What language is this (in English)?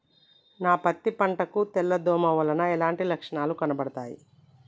Telugu